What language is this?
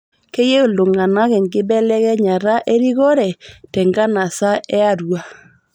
Masai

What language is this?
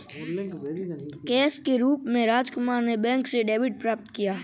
Hindi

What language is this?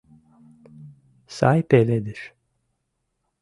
Mari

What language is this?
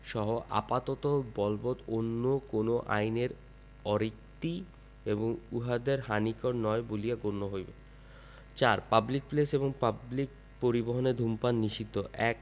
Bangla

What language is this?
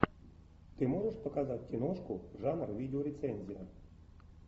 Russian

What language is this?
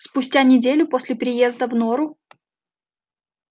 Russian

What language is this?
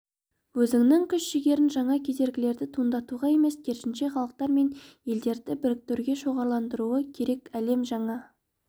Kazakh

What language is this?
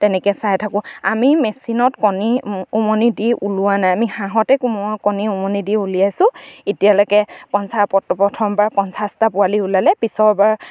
Assamese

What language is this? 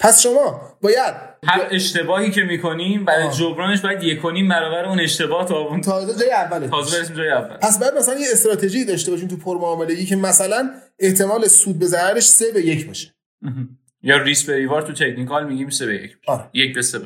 Persian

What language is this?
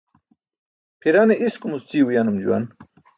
Burushaski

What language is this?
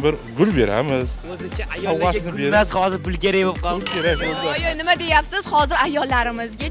Turkish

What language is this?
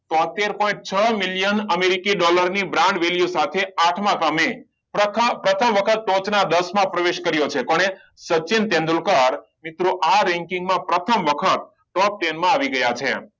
Gujarati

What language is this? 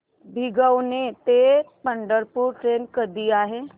Marathi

